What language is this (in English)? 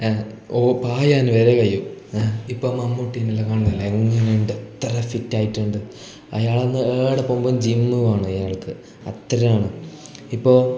Malayalam